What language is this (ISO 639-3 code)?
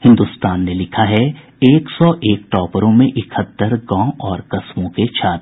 hin